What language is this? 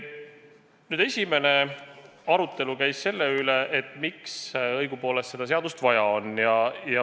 Estonian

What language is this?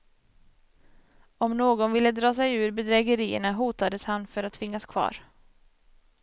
Swedish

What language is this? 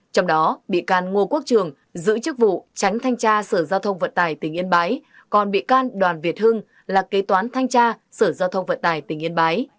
Vietnamese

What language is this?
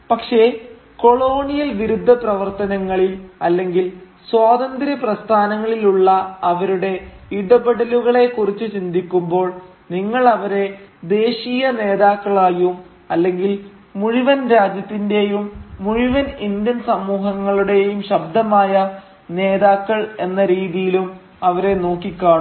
Malayalam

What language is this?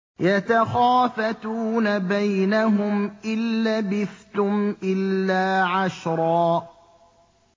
Arabic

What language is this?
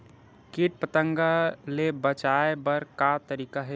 Chhattisgarhi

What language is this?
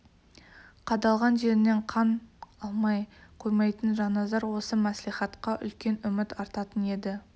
Kazakh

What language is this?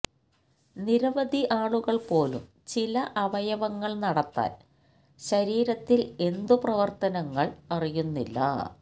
Malayalam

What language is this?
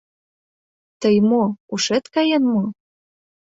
Mari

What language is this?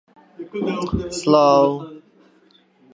Central Kurdish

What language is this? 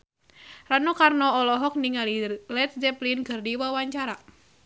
Sundanese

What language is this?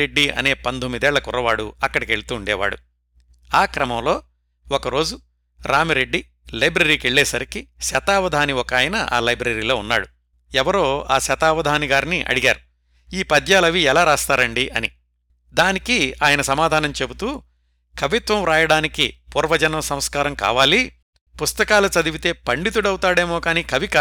Telugu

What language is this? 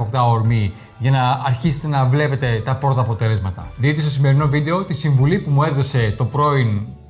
Greek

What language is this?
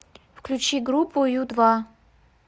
Russian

